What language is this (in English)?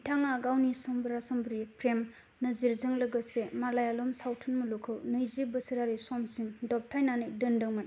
Bodo